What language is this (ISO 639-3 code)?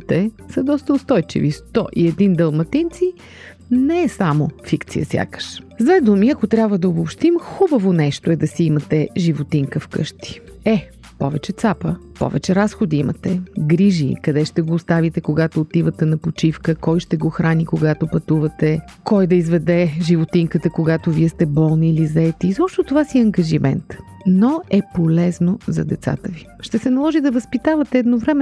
bul